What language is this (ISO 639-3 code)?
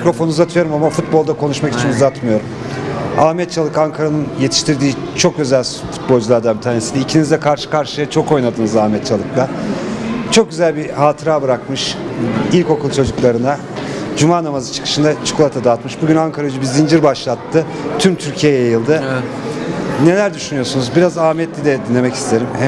tur